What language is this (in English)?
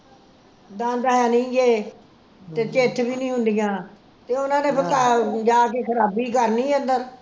Punjabi